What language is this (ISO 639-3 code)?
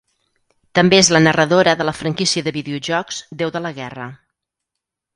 cat